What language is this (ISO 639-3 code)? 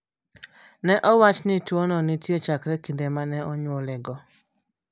luo